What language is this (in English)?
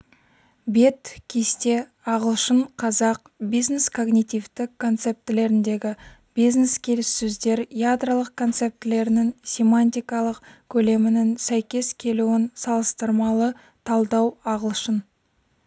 Kazakh